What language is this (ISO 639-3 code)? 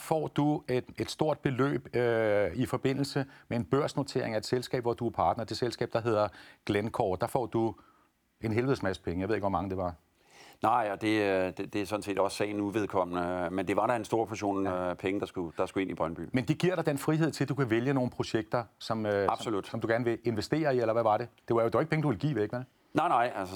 dan